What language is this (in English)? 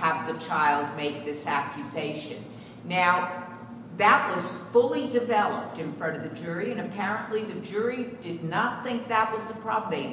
English